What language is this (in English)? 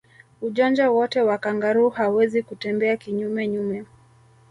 Swahili